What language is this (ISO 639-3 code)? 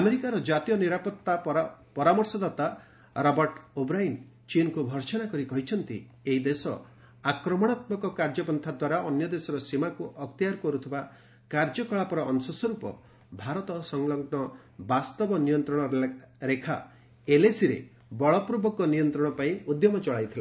ori